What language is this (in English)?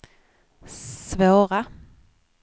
Swedish